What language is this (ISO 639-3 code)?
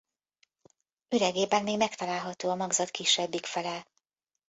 hun